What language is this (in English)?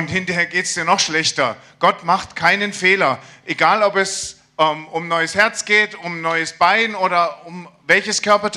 German